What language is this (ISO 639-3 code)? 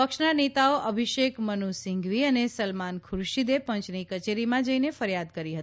guj